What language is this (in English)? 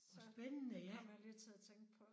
Danish